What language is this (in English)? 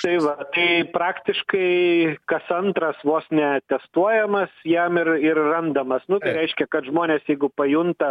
Lithuanian